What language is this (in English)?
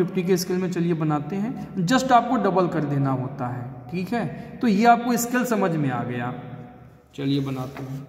Hindi